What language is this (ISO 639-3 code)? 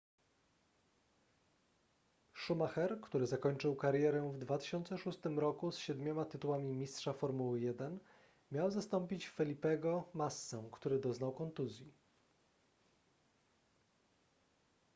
pol